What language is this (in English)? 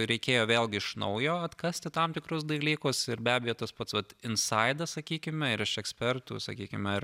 Lithuanian